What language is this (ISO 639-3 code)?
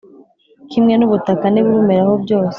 kin